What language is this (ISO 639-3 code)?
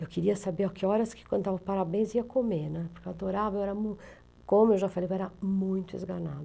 por